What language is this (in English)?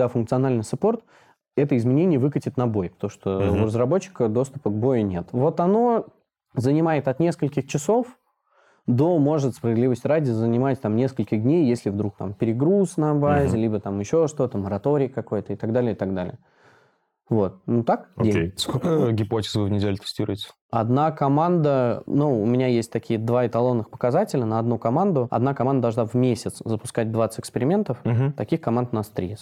Russian